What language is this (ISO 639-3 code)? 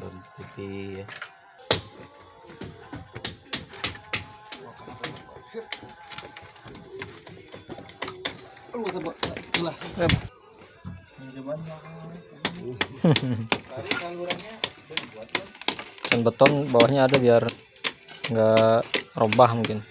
ind